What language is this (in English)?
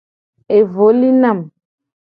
Gen